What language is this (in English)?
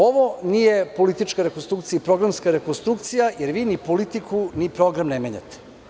Serbian